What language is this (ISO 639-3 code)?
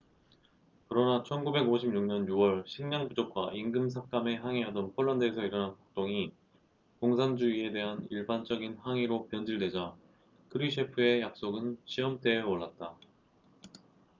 kor